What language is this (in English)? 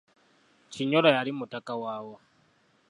Ganda